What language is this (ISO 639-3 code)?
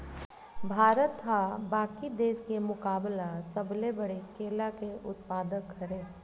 hne